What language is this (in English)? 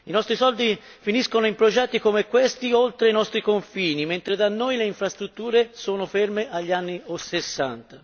Italian